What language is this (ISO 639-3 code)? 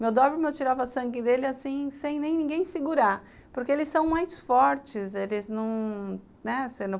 por